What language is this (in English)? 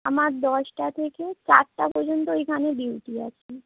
Bangla